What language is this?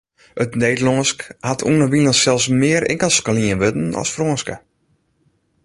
Western Frisian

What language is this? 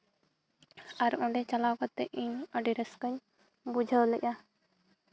Santali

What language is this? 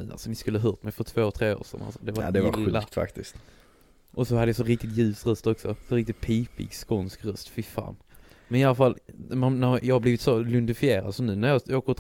Swedish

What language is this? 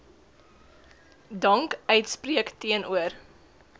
Afrikaans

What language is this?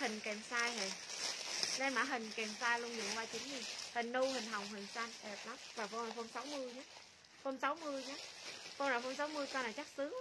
Vietnamese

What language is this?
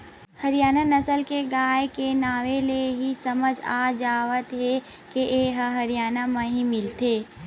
Chhattisgarhi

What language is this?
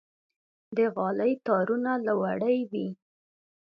Pashto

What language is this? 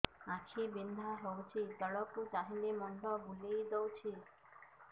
Odia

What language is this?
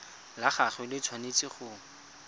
Tswana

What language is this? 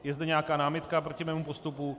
Czech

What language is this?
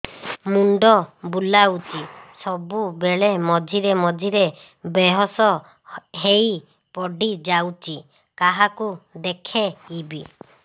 Odia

